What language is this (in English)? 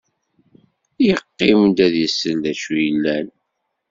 Kabyle